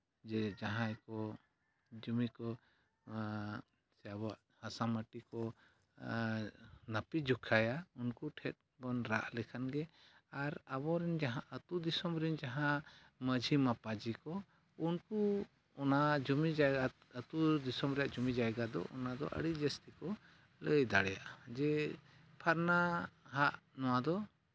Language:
Santali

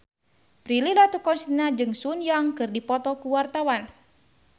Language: Sundanese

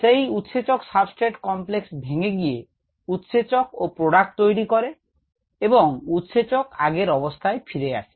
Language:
Bangla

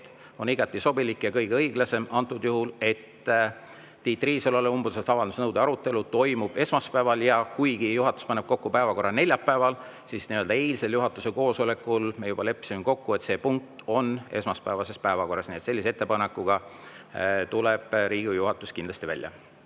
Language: Estonian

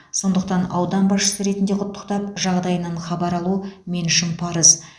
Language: Kazakh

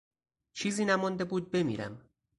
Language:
Persian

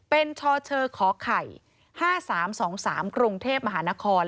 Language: Thai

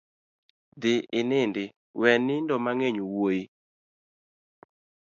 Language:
Luo (Kenya and Tanzania)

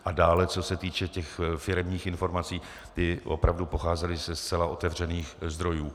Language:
Czech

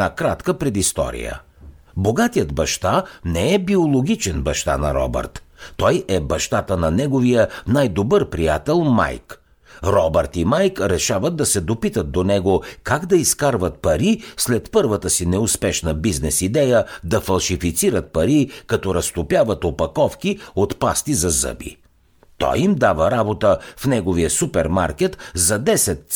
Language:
Bulgarian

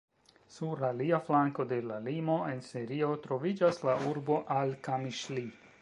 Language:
Esperanto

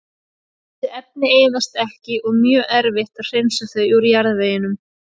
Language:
Icelandic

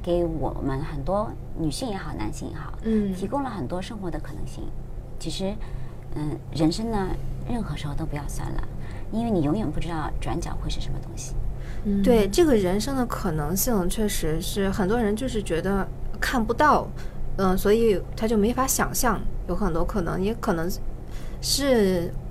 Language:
Chinese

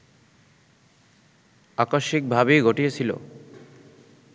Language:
Bangla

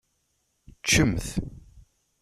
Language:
Kabyle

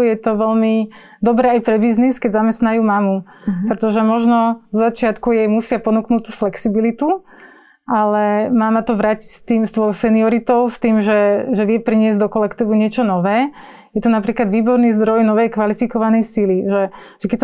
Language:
Slovak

